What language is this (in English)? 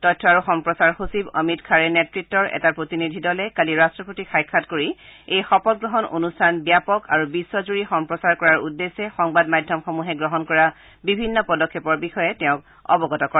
Assamese